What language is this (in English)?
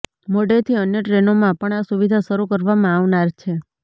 Gujarati